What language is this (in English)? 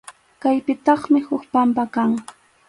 Arequipa-La Unión Quechua